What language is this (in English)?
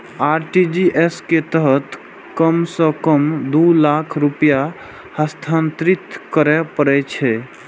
Maithili